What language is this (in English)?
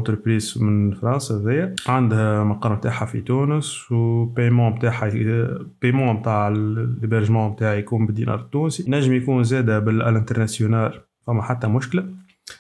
Arabic